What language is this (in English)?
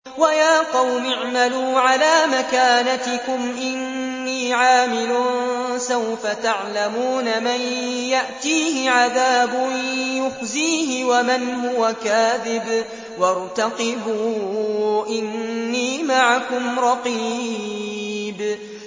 Arabic